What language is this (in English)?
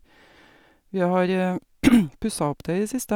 Norwegian